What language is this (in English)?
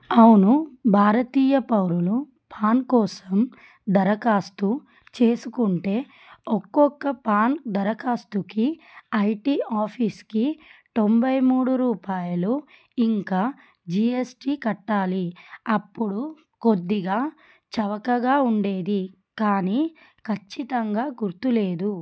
Telugu